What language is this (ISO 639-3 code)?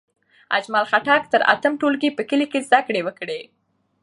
pus